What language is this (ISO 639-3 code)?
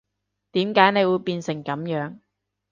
yue